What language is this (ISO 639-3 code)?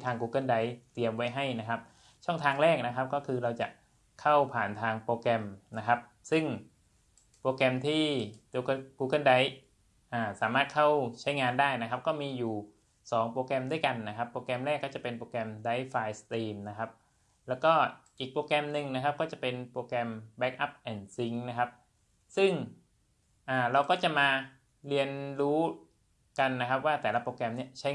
tha